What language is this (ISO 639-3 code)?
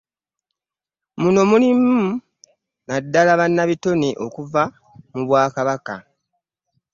lug